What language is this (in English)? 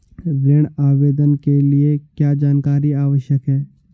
Hindi